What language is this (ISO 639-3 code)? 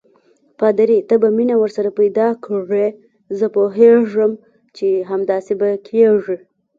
pus